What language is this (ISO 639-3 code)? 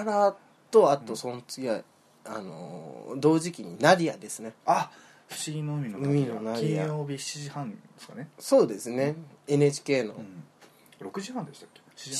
jpn